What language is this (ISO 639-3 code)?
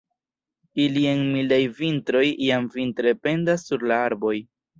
epo